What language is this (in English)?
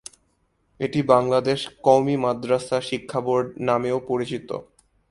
Bangla